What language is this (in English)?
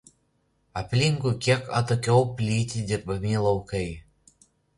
Lithuanian